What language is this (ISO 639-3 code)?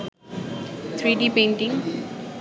ben